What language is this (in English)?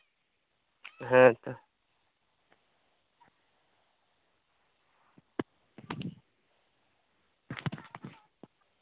Santali